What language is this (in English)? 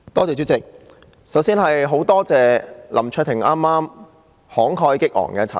Cantonese